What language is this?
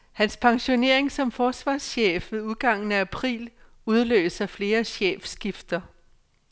Danish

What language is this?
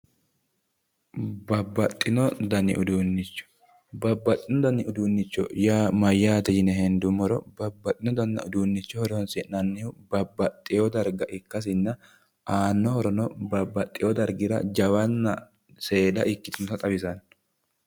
Sidamo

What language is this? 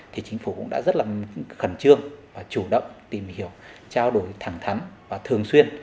Vietnamese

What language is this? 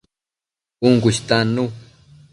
Matsés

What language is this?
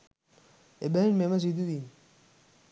Sinhala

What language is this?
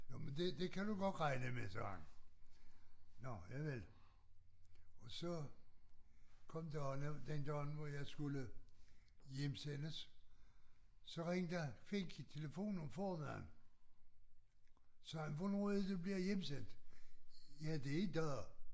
Danish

